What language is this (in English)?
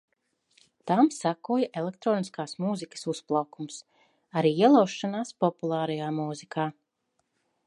Latvian